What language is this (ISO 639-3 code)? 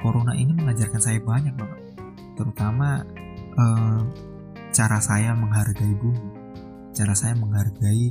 ind